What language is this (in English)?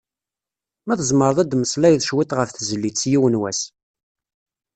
Kabyle